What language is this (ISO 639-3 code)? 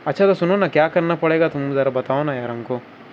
urd